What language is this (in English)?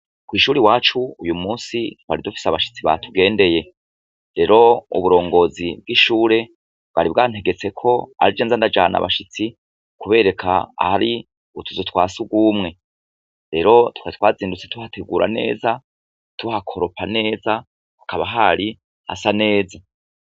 Rundi